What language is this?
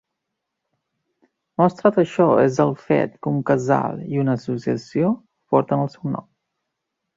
Catalan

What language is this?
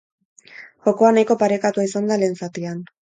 Basque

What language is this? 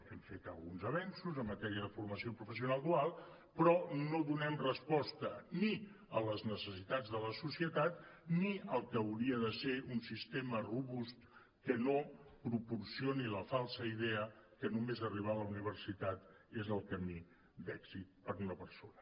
Catalan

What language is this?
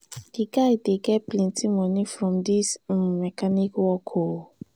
Nigerian Pidgin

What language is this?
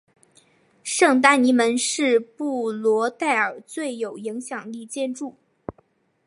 Chinese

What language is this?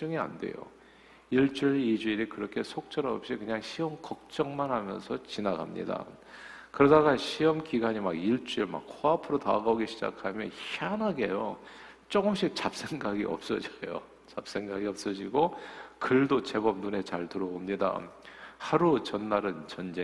Korean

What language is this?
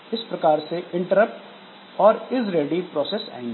Hindi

